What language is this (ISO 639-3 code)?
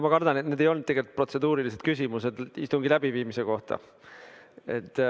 est